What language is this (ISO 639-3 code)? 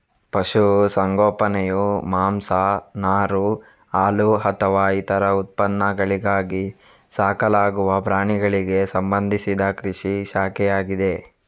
kan